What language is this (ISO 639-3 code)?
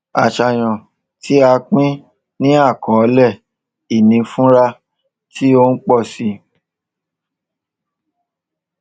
yor